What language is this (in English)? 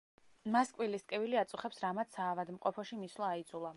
Georgian